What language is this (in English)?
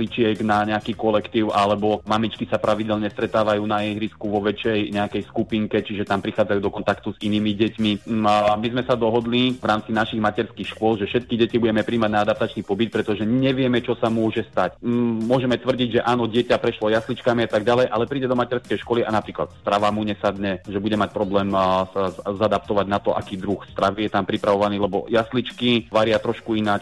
Slovak